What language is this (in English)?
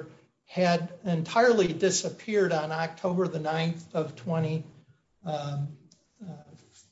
English